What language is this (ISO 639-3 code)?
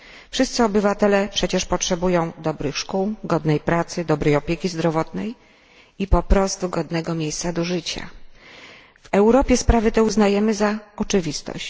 pol